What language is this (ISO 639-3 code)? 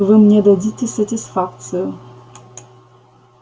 rus